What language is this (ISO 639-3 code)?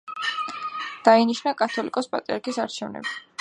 kat